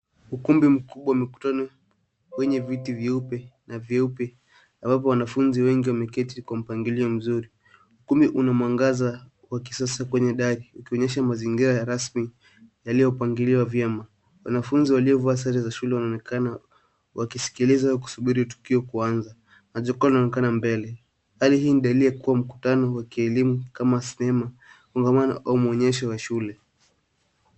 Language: Swahili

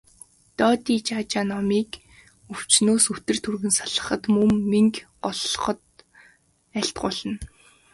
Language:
Mongolian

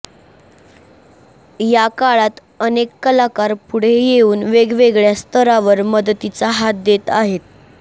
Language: Marathi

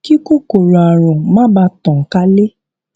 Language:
Yoruba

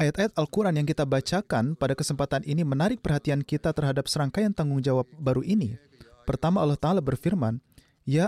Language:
Indonesian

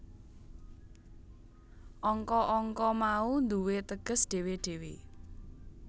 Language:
Javanese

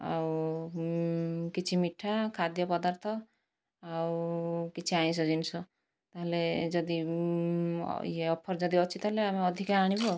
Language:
Odia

